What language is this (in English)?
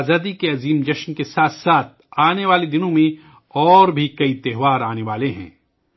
Urdu